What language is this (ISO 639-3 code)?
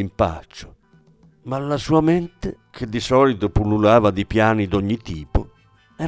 ita